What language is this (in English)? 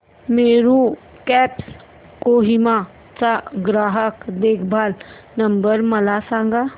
Marathi